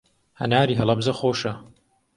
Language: Central Kurdish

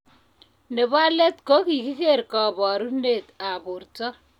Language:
Kalenjin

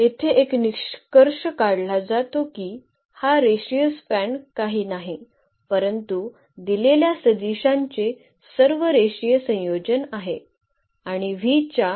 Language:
Marathi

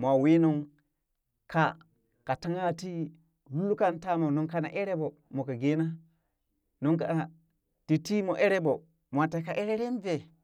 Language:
Burak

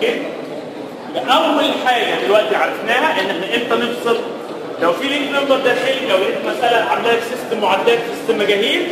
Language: Arabic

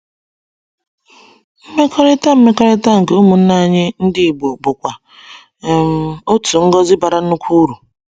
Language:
Igbo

